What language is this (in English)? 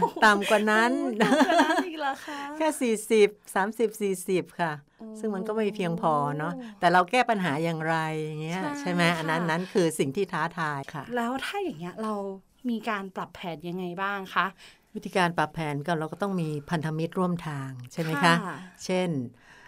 Thai